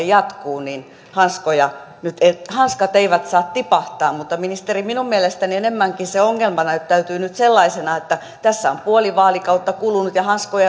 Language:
Finnish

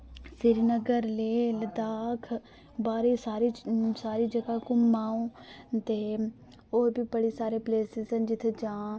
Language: Dogri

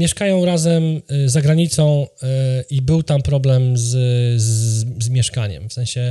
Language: Polish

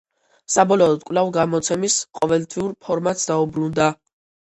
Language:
Georgian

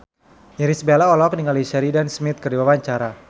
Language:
Sundanese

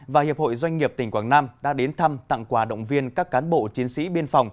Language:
Vietnamese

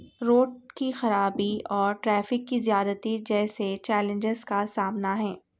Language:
Urdu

